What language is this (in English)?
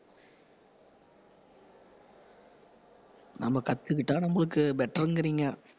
Tamil